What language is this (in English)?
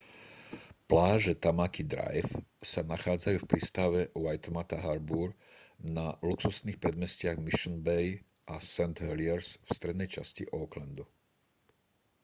Slovak